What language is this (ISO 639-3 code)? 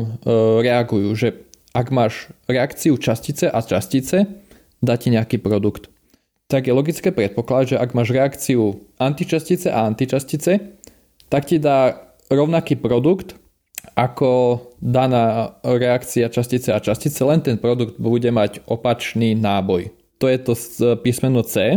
slk